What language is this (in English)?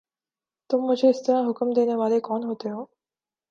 Urdu